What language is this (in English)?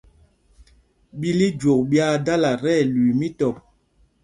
Mpumpong